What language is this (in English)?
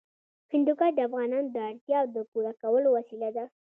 Pashto